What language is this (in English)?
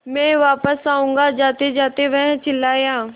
Hindi